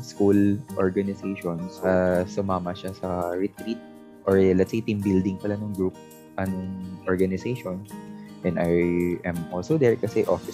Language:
Filipino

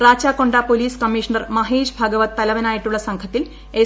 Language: Malayalam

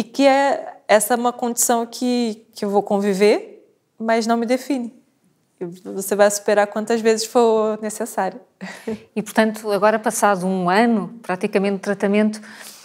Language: Portuguese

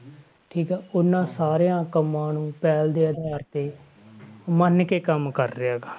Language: Punjabi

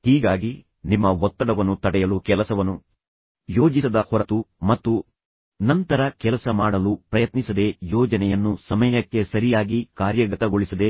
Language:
Kannada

